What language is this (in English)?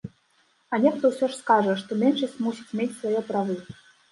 Belarusian